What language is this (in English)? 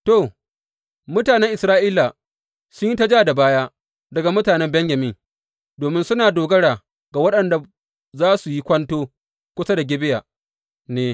Hausa